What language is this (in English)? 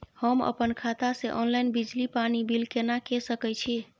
Maithili